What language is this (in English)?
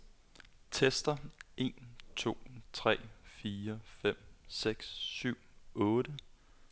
Danish